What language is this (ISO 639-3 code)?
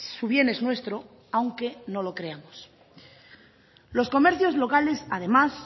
spa